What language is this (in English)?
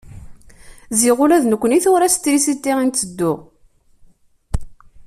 Kabyle